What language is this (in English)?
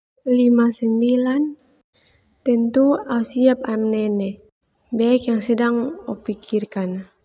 Termanu